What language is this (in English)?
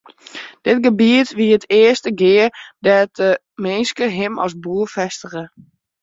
Western Frisian